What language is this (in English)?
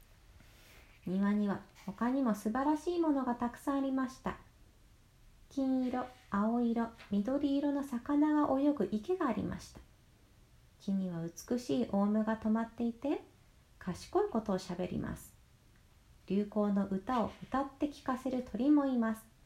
Japanese